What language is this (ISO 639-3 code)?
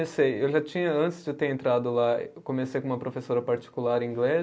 por